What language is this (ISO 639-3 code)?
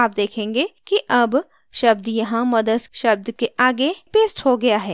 hin